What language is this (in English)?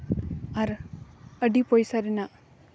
Santali